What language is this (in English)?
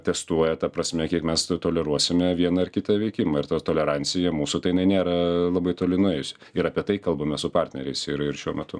Lithuanian